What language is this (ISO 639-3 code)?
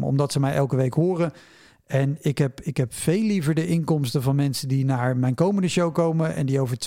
nld